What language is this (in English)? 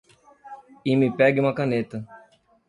Portuguese